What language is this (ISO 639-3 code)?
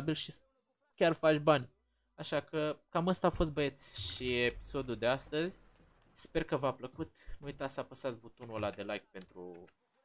ron